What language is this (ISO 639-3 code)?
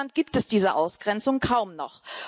deu